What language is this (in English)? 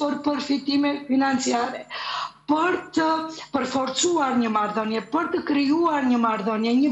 Romanian